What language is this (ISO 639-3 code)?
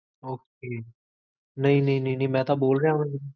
pan